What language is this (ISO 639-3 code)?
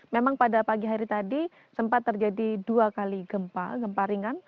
ind